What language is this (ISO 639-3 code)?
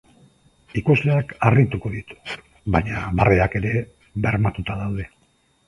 eus